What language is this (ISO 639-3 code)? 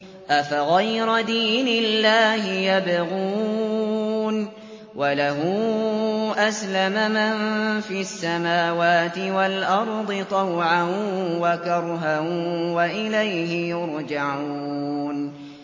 ara